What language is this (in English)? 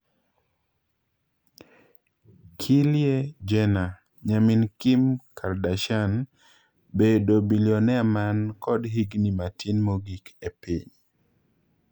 Luo (Kenya and Tanzania)